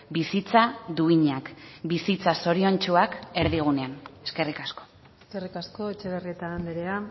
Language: Basque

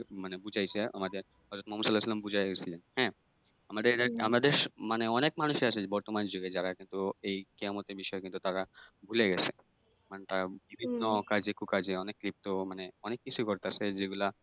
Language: Bangla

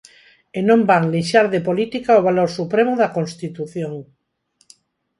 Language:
Galician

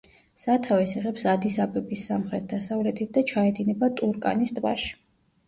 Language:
Georgian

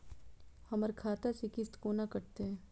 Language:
Maithili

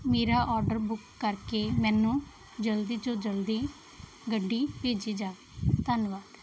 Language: Punjabi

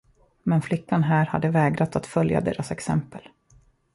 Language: Swedish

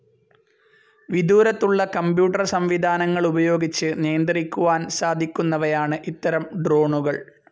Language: Malayalam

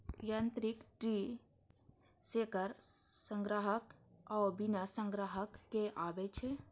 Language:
Maithili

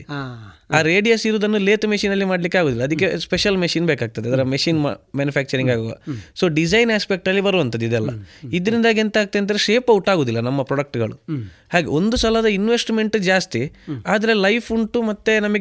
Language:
Kannada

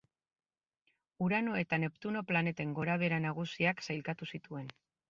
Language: Basque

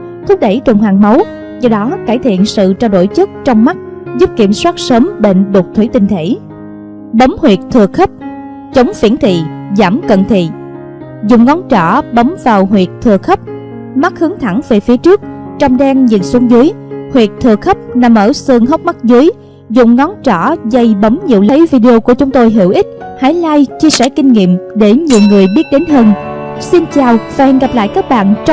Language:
Vietnamese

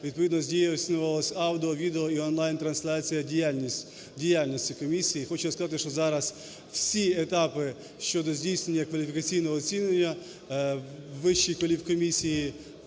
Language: Ukrainian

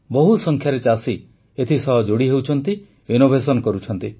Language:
Odia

